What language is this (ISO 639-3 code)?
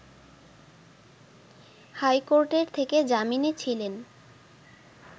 ben